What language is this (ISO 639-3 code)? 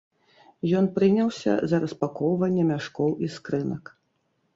bel